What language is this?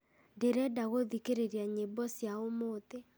Kikuyu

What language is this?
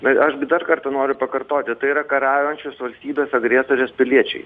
Lithuanian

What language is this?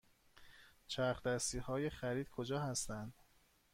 Persian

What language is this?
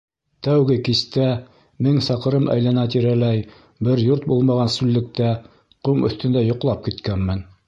Bashkir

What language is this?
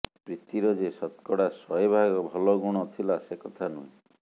Odia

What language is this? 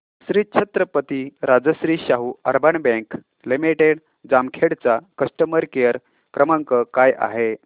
Marathi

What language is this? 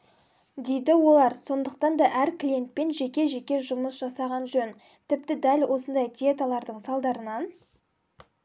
Kazakh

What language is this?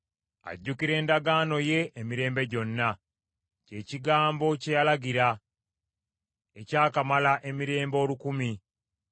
Ganda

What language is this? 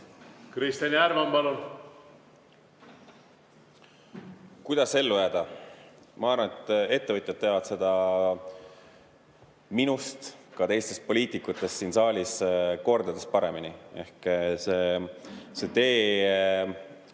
Estonian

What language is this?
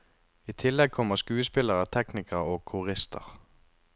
Norwegian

